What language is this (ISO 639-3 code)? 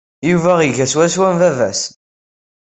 kab